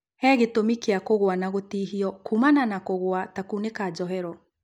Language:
Kikuyu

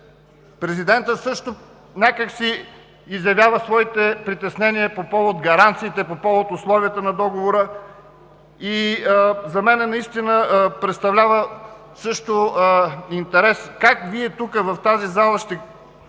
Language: Bulgarian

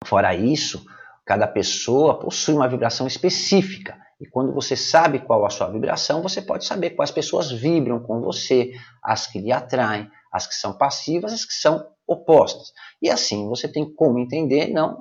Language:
Portuguese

